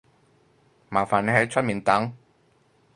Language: Cantonese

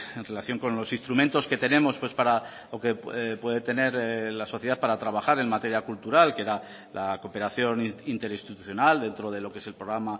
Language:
Spanish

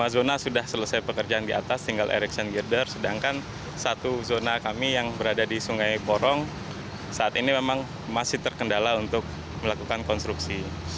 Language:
Indonesian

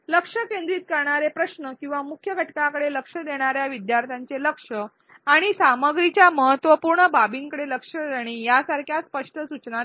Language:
Marathi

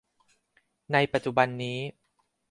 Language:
Thai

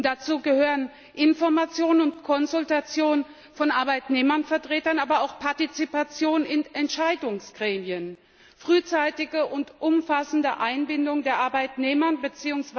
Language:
German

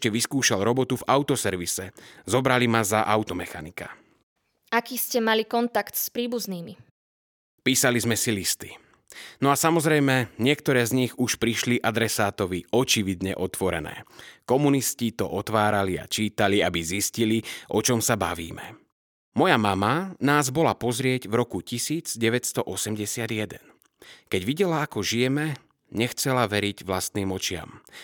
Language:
Slovak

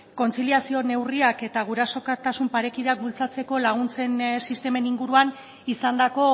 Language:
Basque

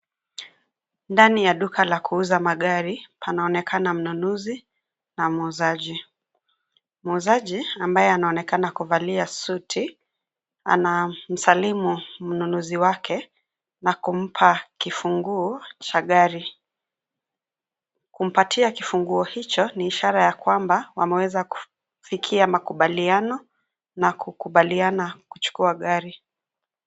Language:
Swahili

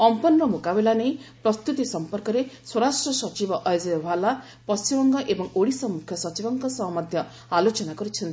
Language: Odia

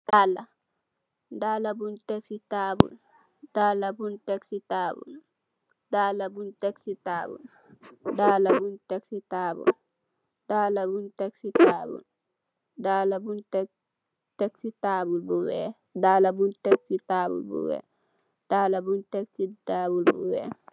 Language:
Wolof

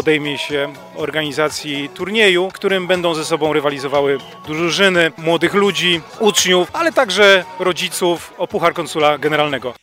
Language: Polish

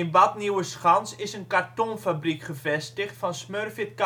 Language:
Dutch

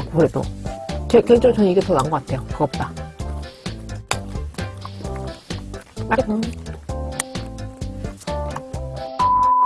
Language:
Korean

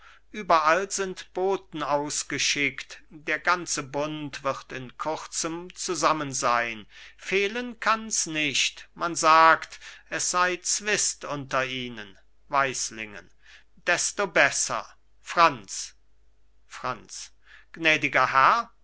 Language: German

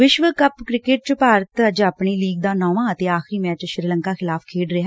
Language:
Punjabi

